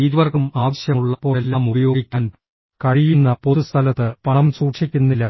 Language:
Malayalam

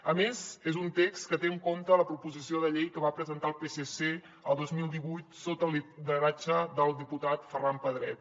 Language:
Catalan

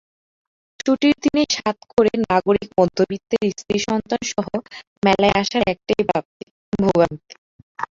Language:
Bangla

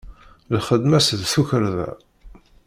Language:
Kabyle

